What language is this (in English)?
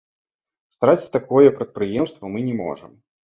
Belarusian